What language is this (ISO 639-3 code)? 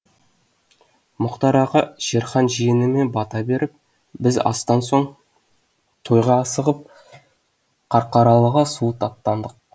kaz